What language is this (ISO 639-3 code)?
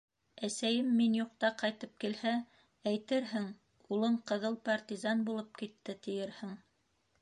bak